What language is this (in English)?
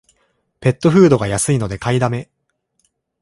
Japanese